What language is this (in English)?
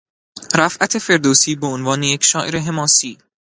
Persian